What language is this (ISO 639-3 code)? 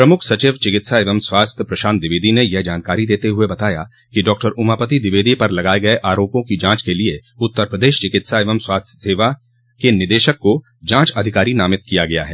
hin